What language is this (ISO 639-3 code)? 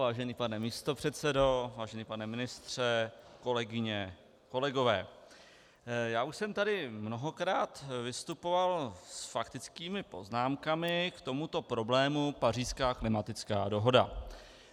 ces